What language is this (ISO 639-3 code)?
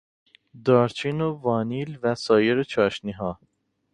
fas